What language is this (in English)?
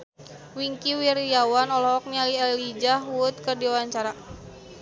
Sundanese